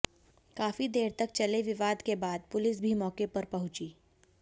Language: Hindi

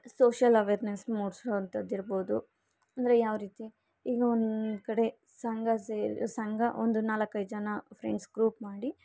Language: Kannada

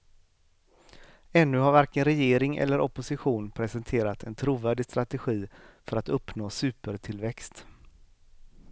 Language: Swedish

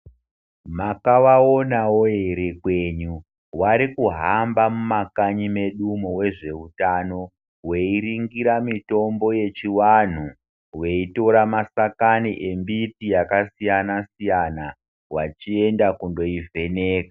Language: Ndau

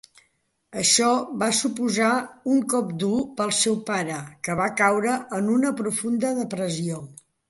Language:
Catalan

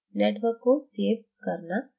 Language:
Hindi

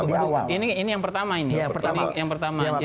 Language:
Indonesian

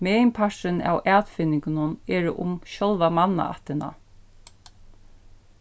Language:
Faroese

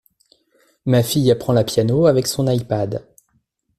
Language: French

